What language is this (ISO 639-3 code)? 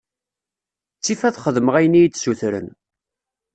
kab